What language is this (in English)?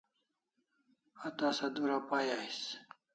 Kalasha